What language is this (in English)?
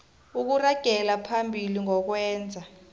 South Ndebele